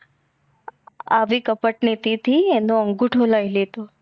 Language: Gujarati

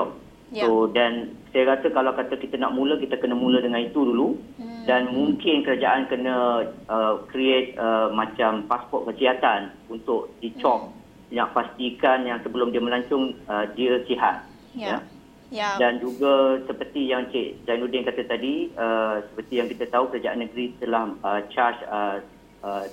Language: Malay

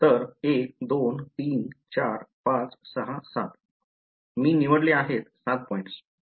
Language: Marathi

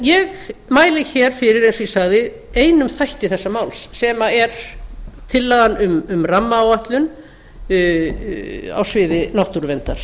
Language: Icelandic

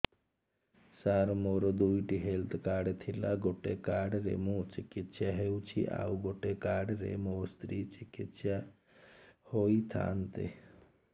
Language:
Odia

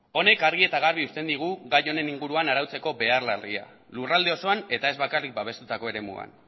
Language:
Basque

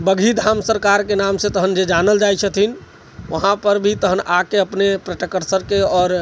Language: Maithili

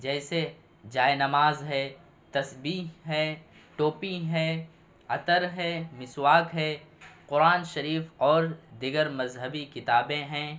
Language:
Urdu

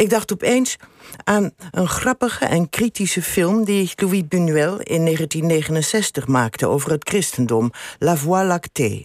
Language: Dutch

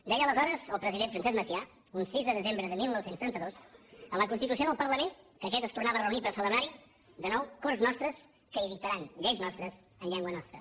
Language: Catalan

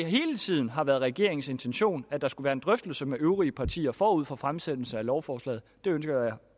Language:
Danish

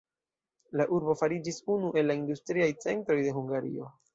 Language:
Esperanto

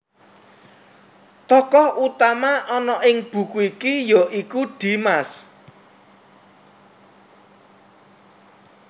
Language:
Javanese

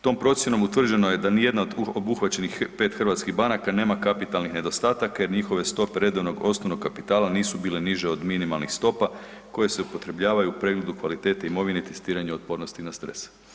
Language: Croatian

